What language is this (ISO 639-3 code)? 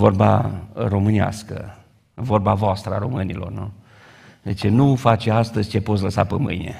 ron